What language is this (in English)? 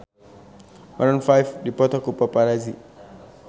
Sundanese